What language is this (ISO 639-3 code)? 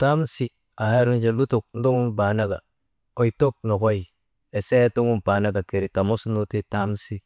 mde